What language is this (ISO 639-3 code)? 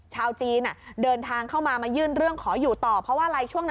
tha